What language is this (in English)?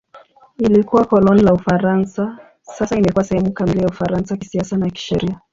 Swahili